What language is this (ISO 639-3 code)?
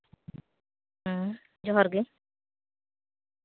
sat